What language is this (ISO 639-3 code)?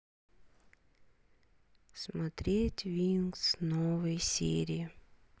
rus